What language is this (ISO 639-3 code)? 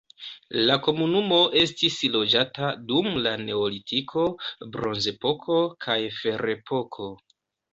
epo